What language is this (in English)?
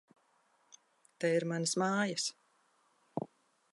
Latvian